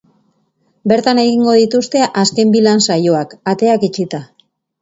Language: Basque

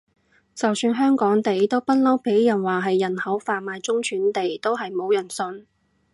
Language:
Cantonese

